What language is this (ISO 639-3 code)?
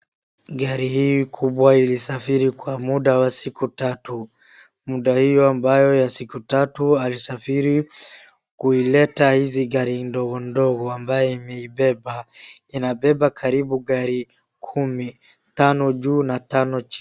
swa